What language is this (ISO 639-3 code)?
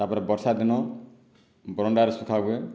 ori